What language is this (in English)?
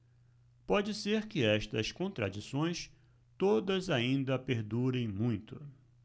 Portuguese